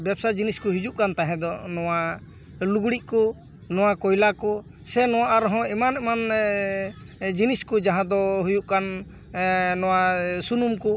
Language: Santali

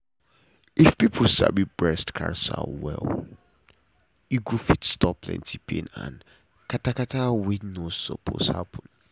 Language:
Nigerian Pidgin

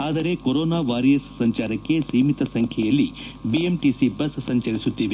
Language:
Kannada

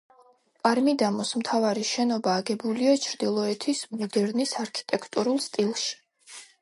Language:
Georgian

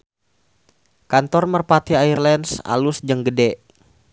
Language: Sundanese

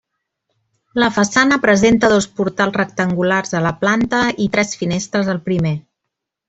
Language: Catalan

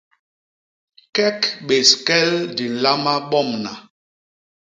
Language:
Basaa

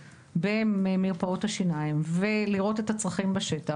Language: Hebrew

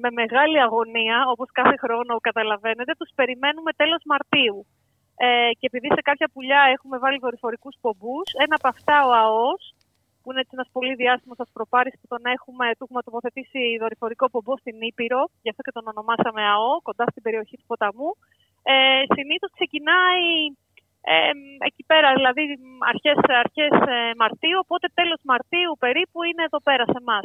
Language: Greek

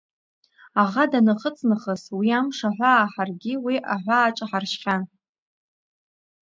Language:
Abkhazian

